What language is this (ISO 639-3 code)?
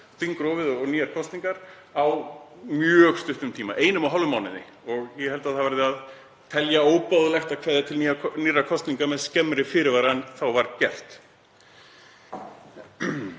isl